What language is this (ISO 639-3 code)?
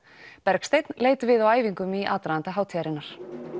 isl